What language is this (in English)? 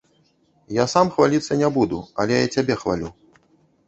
Belarusian